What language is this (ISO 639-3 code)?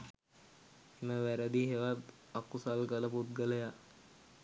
sin